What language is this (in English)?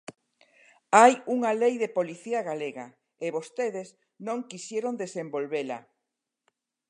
Galician